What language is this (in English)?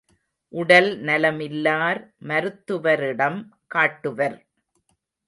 Tamil